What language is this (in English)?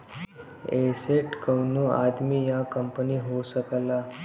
Bhojpuri